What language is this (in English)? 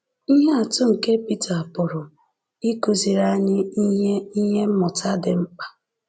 Igbo